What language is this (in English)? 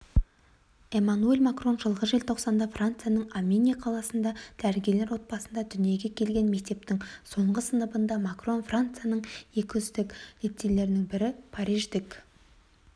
Kazakh